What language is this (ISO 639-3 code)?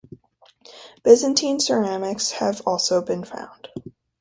eng